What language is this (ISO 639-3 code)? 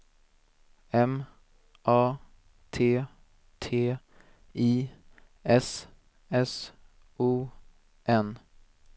swe